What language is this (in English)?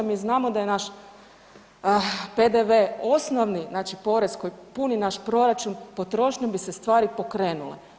Croatian